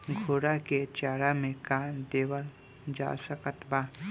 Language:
Bhojpuri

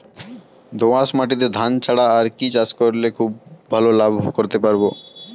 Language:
Bangla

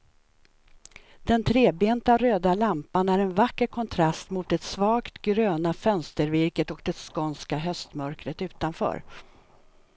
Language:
Swedish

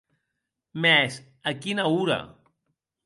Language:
Occitan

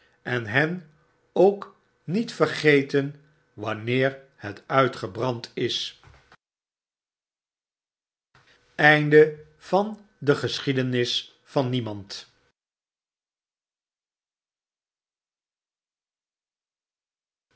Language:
Dutch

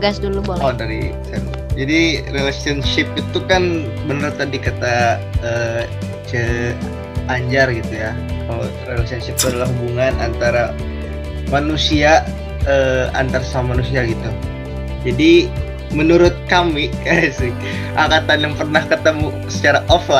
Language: Indonesian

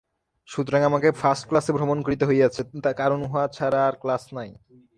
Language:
Bangla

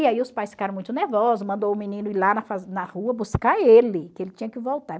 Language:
Portuguese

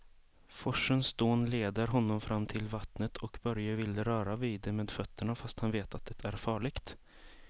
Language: Swedish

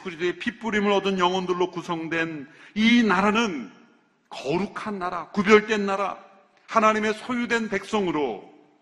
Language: Korean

